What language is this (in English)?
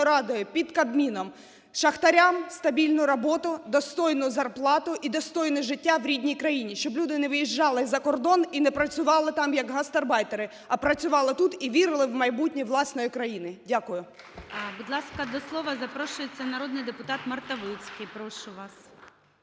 Ukrainian